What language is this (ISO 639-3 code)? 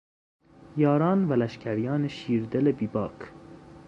fas